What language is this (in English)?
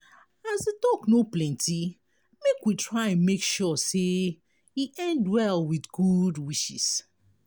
Nigerian Pidgin